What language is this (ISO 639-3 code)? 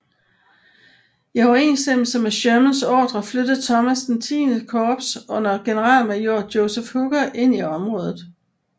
dan